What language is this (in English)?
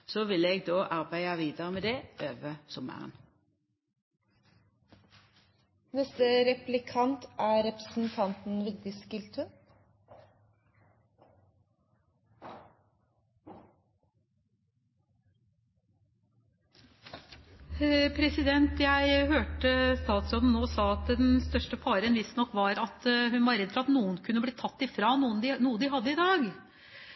Norwegian